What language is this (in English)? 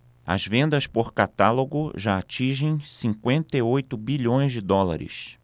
Portuguese